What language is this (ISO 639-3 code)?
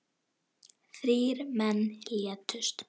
isl